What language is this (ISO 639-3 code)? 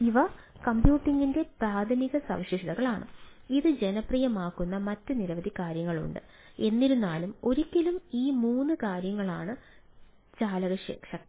mal